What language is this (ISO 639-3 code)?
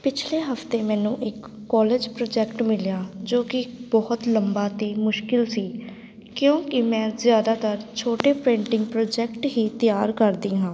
pan